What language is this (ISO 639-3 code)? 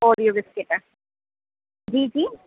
snd